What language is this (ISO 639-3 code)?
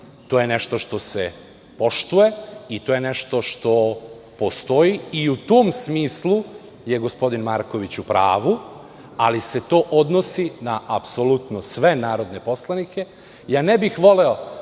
srp